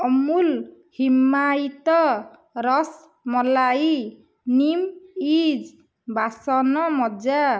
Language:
Odia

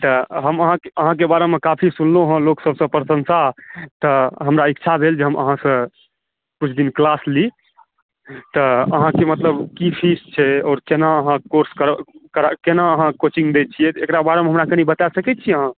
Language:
Maithili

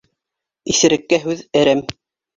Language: Bashkir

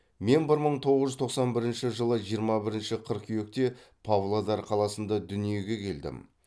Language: Kazakh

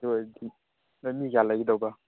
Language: Manipuri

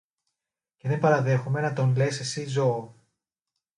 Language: Greek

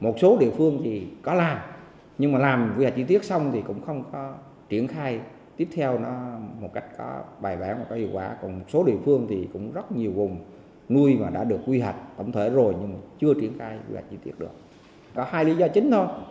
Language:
Vietnamese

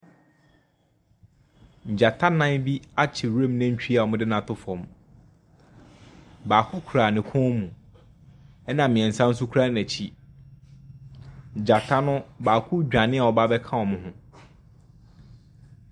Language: Akan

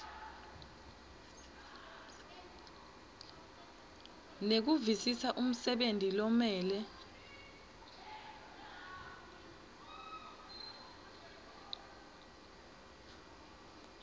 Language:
Swati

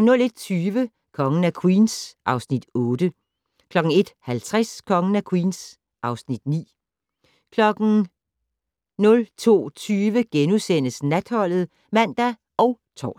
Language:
Danish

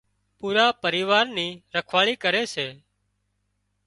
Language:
Wadiyara Koli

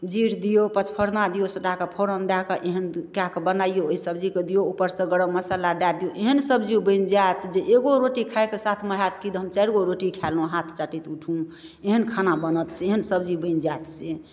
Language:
Maithili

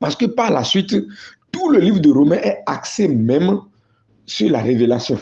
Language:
French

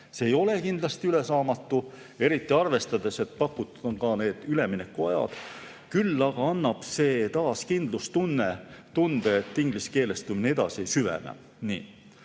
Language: Estonian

